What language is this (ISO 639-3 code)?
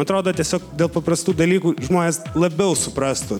lit